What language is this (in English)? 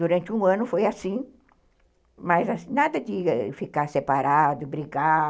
Portuguese